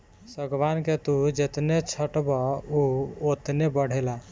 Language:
Bhojpuri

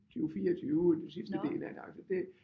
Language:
Danish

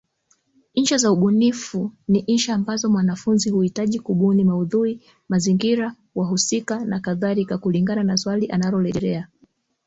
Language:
Swahili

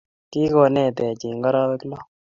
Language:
Kalenjin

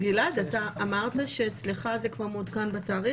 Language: Hebrew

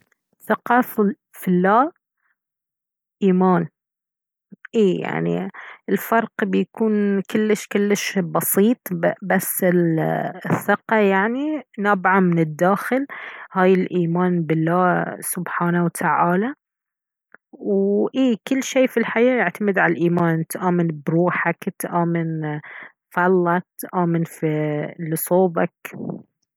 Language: Baharna Arabic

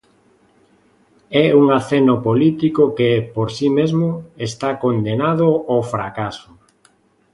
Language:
Galician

